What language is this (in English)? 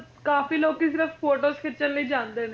Punjabi